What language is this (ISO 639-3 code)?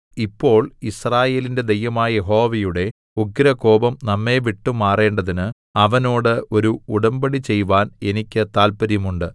mal